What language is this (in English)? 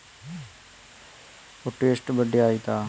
Kannada